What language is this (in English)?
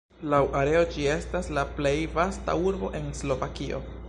Esperanto